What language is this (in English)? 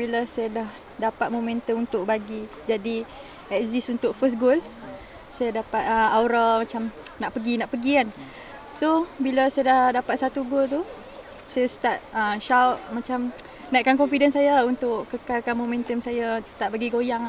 Malay